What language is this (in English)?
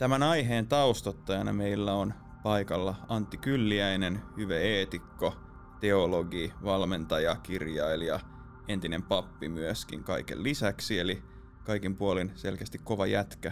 Finnish